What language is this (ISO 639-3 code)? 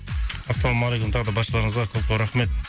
kaz